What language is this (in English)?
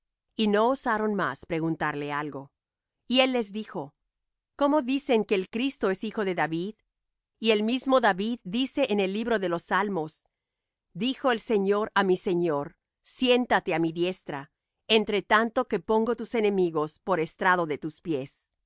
Spanish